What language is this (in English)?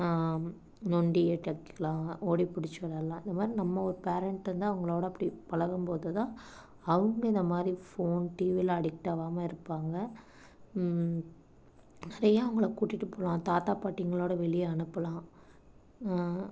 Tamil